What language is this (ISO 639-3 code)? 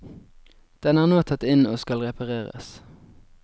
nor